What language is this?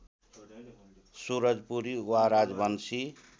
Nepali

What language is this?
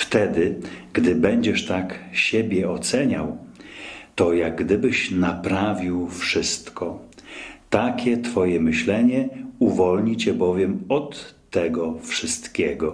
Polish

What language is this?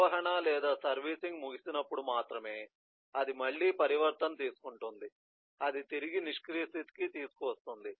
Telugu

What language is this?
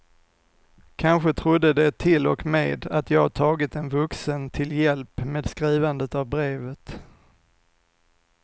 Swedish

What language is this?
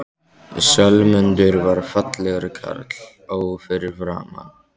Icelandic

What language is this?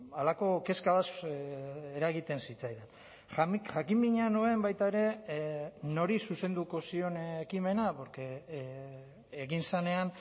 Basque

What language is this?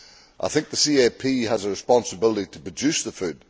English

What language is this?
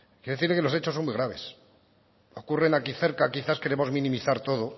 Spanish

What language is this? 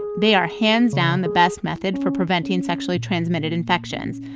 English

